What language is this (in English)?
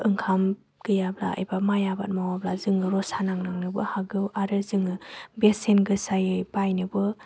Bodo